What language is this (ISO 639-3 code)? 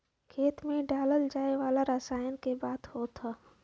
bho